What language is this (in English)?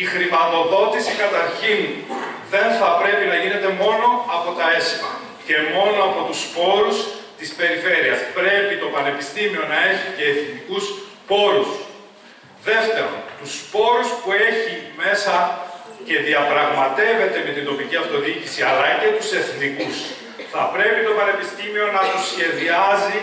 Greek